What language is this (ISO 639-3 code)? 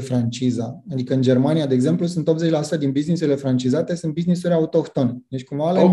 ron